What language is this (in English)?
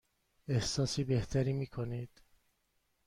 Persian